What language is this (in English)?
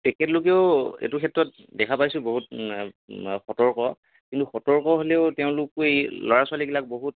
Assamese